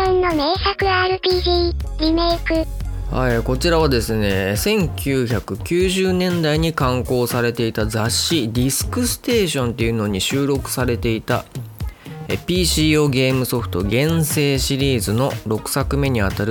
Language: Japanese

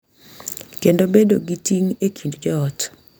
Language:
Luo (Kenya and Tanzania)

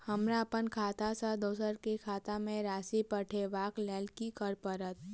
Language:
Maithili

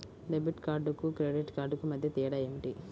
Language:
Telugu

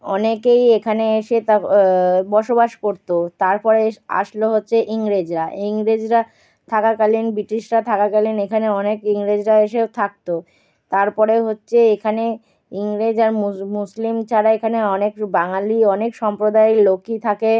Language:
Bangla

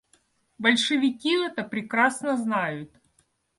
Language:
Russian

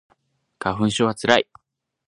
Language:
Japanese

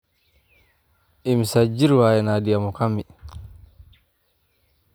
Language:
Somali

